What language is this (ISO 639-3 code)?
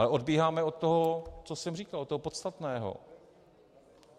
ces